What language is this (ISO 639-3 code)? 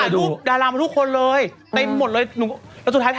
tha